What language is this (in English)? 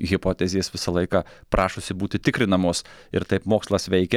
Lithuanian